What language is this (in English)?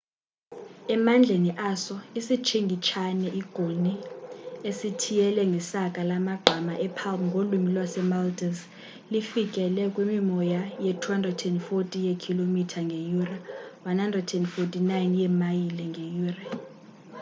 Xhosa